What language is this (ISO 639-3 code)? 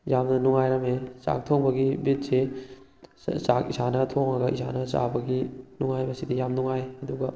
mni